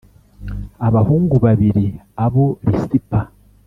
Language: Kinyarwanda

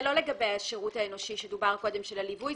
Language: Hebrew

